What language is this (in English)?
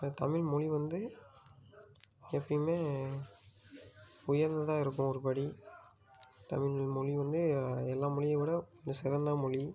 Tamil